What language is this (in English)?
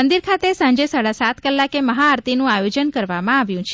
Gujarati